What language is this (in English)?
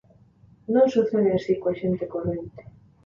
Galician